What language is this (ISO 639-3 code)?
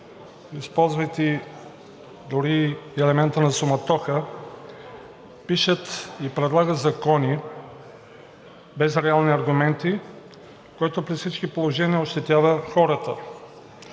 bul